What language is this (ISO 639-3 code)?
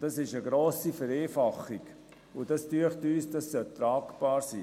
gsw